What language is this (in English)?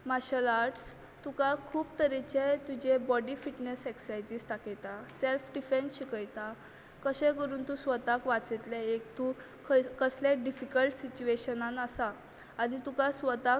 Konkani